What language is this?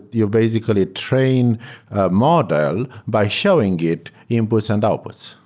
English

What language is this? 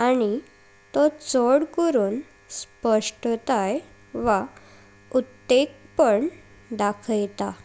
Konkani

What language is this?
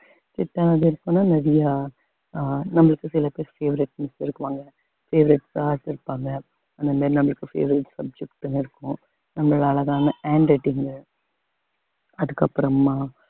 Tamil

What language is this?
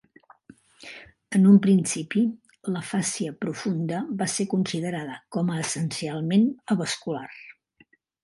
Catalan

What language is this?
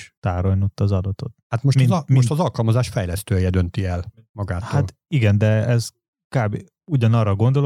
Hungarian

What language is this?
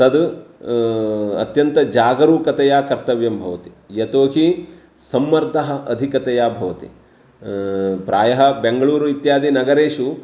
Sanskrit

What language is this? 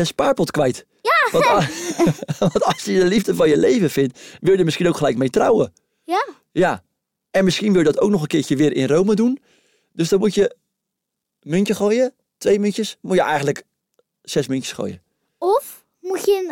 Dutch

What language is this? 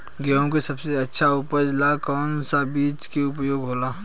Bhojpuri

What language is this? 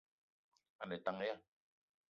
Eton (Cameroon)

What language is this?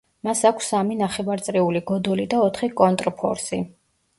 Georgian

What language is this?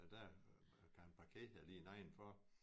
Danish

